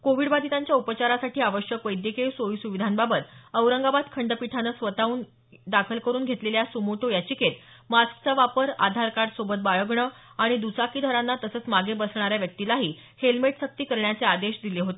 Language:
Marathi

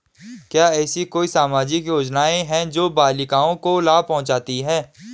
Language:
Hindi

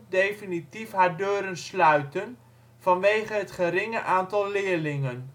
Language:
Dutch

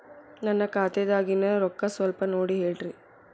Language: Kannada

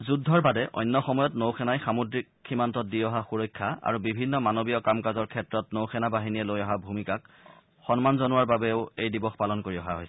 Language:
Assamese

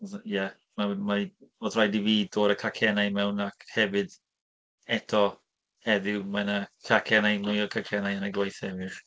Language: Welsh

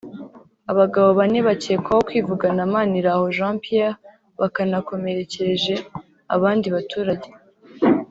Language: Kinyarwanda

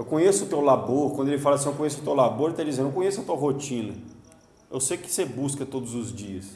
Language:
Portuguese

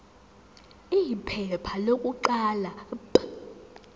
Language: Zulu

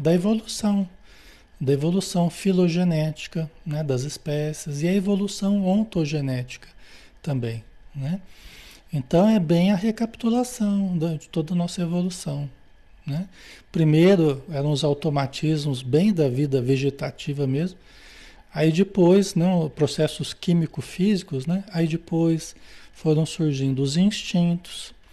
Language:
Portuguese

